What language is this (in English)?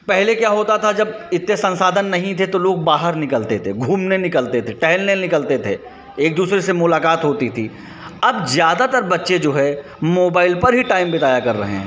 Hindi